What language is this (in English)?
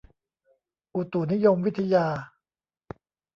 Thai